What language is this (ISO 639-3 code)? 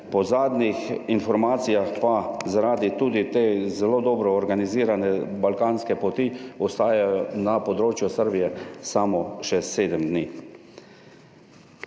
slv